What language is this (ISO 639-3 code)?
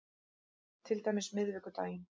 isl